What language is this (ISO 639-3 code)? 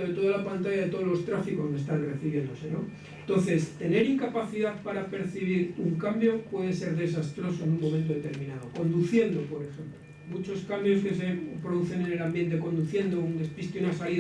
spa